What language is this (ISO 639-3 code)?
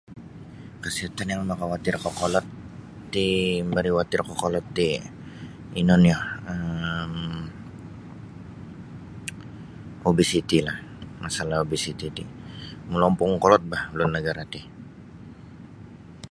bsy